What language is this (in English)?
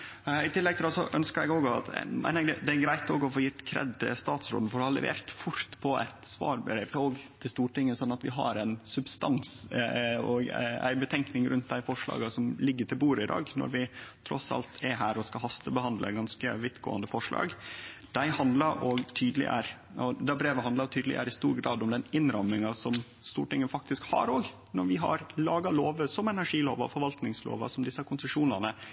Norwegian Nynorsk